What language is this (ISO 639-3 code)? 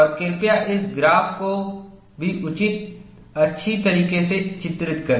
hin